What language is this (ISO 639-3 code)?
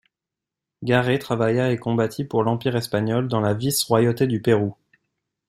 fra